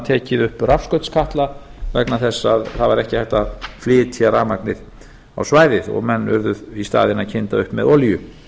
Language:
Icelandic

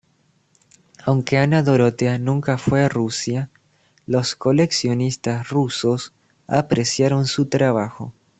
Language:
Spanish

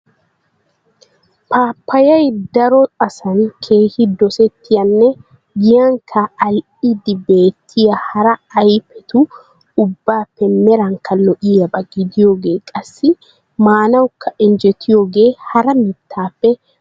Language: Wolaytta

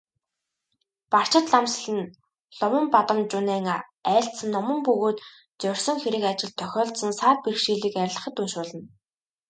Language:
Mongolian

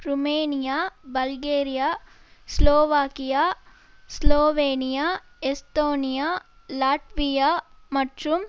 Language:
Tamil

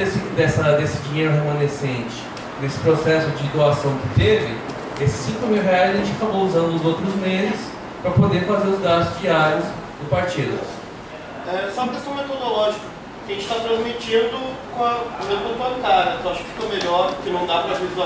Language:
Portuguese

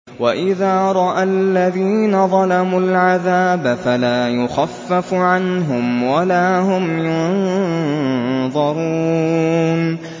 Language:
Arabic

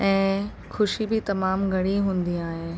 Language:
Sindhi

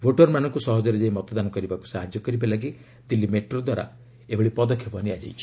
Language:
Odia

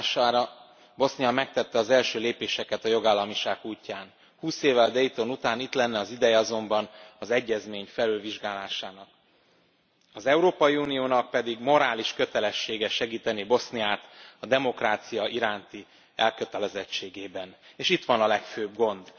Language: Hungarian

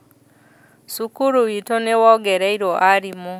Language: Kikuyu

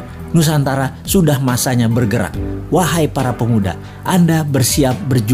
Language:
Indonesian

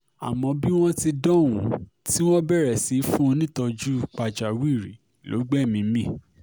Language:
Yoruba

